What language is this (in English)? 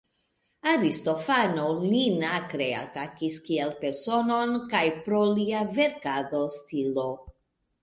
Esperanto